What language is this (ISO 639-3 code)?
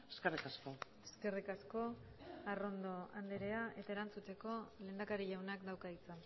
eus